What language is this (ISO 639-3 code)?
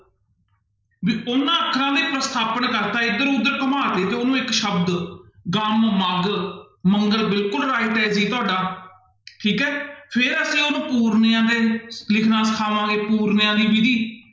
pan